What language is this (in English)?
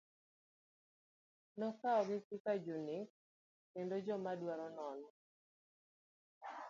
Luo (Kenya and Tanzania)